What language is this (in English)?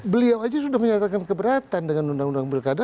Indonesian